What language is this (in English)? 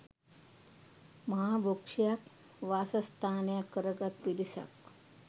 Sinhala